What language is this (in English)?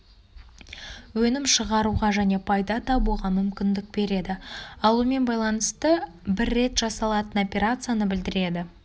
Kazakh